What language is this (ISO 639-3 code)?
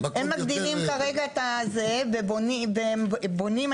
heb